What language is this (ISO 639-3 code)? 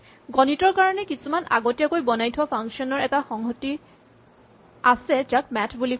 asm